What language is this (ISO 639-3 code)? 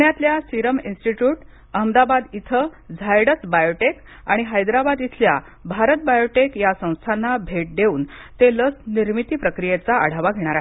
mar